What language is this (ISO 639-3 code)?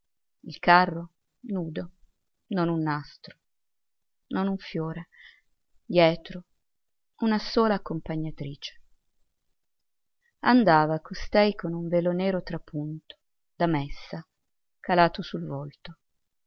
ita